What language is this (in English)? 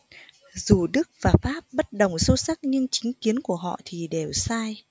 Vietnamese